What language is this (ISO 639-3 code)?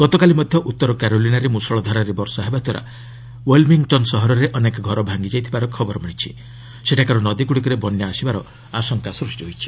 ori